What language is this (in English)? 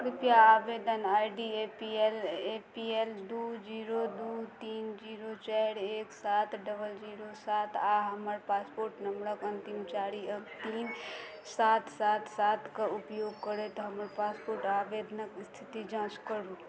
Maithili